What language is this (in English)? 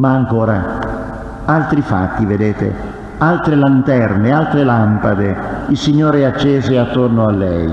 Italian